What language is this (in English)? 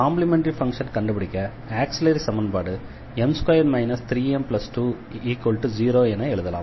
Tamil